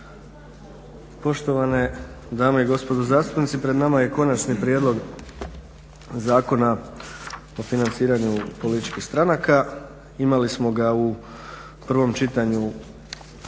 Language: Croatian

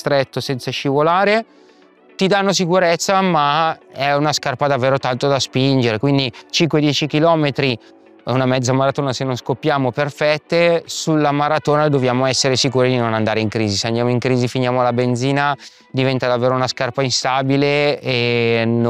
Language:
Italian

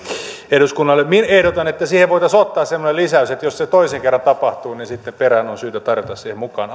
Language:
Finnish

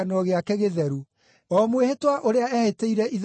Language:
Kikuyu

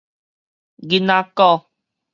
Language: Min Nan Chinese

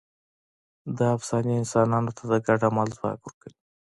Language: Pashto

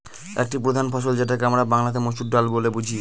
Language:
Bangla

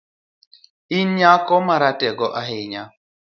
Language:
Luo (Kenya and Tanzania)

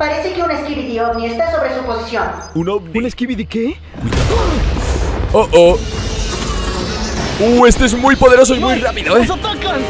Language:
Spanish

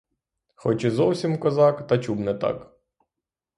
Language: Ukrainian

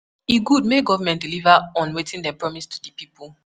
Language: Nigerian Pidgin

